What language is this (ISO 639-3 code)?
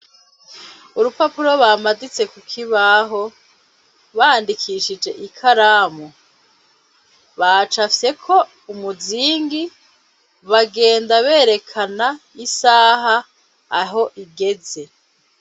run